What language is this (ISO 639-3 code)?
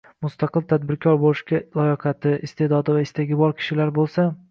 uzb